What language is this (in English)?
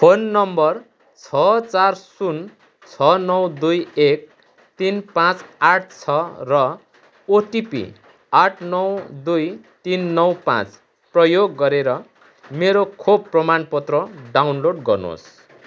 Nepali